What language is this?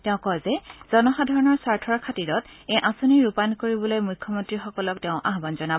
Assamese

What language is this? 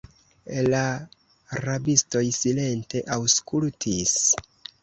Esperanto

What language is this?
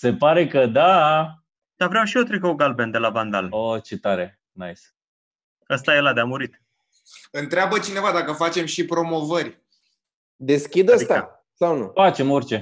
Romanian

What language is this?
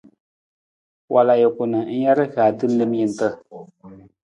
Nawdm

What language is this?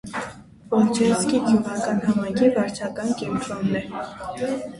Armenian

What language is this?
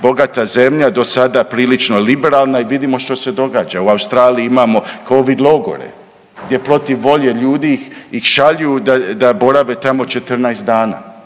Croatian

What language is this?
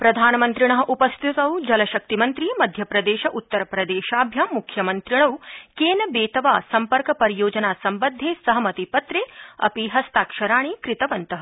Sanskrit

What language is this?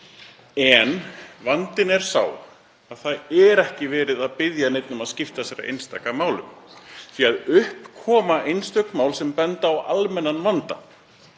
Icelandic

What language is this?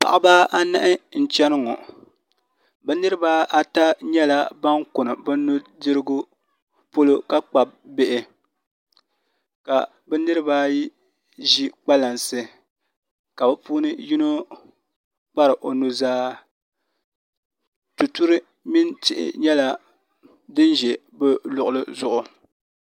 Dagbani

